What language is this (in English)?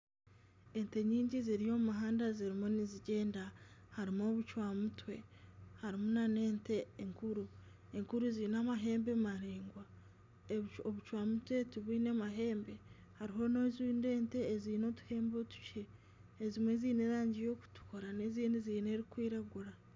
Nyankole